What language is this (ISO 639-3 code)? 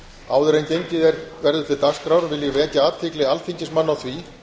isl